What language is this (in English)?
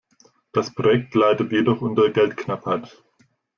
German